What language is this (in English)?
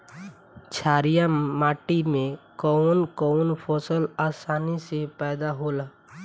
Bhojpuri